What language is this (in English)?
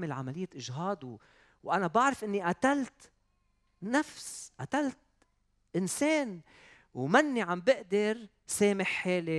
Arabic